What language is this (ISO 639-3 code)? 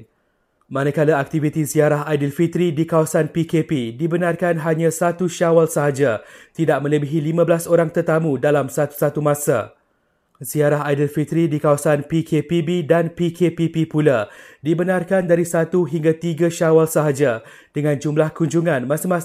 msa